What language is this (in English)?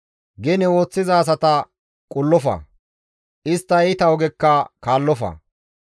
Gamo